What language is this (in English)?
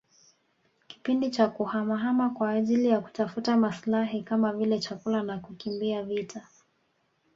Swahili